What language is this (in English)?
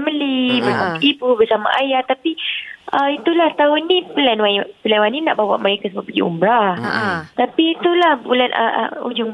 Malay